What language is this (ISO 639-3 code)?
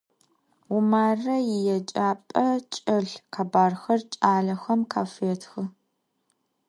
ady